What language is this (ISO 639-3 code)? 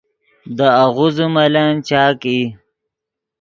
ydg